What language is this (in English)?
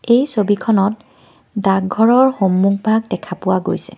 Assamese